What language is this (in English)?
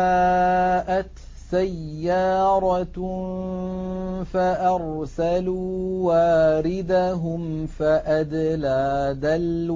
Arabic